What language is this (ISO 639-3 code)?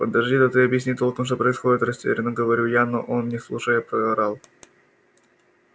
rus